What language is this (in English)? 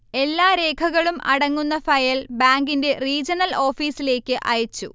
Malayalam